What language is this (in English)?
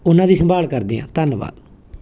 Punjabi